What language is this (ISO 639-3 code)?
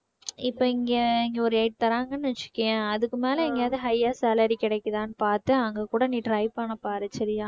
tam